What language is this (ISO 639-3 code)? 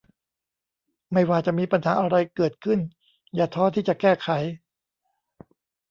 tha